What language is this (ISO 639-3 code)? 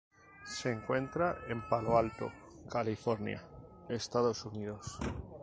spa